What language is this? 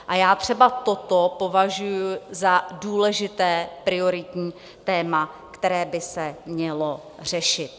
Czech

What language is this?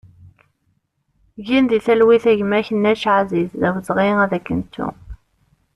Kabyle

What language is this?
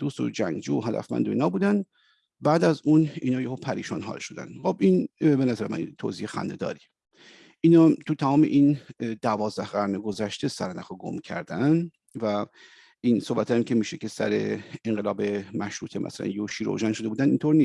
Persian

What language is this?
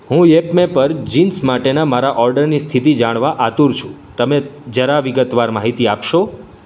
Gujarati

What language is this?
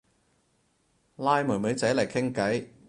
Cantonese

